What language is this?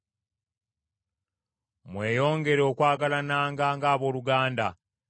Ganda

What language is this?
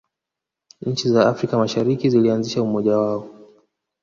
Swahili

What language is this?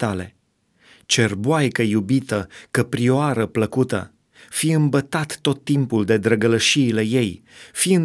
Romanian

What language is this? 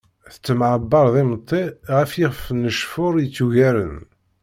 Kabyle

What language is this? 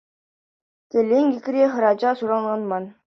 Chuvash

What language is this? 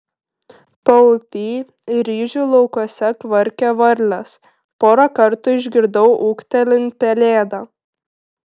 Lithuanian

